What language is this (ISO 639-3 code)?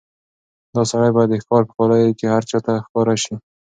pus